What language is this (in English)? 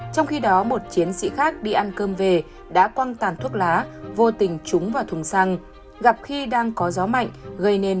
Vietnamese